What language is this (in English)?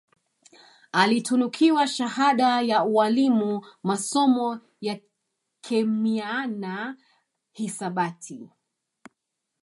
Swahili